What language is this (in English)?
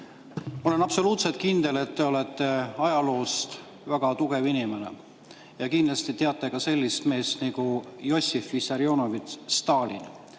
Estonian